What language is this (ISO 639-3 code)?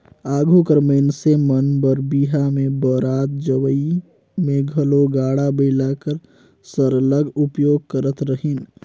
hne